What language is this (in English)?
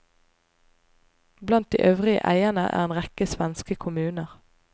Norwegian